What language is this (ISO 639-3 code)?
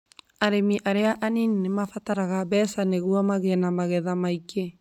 kik